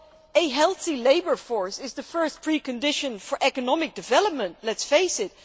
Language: English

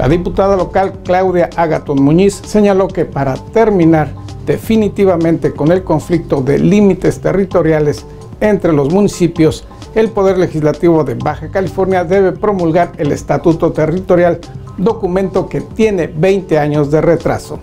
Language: Spanish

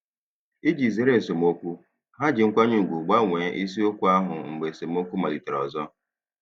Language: Igbo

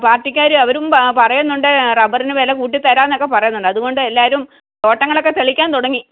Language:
Malayalam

